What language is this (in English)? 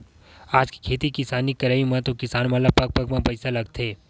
Chhattisgarhi